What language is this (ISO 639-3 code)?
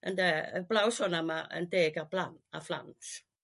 cym